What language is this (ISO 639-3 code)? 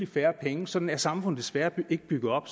dan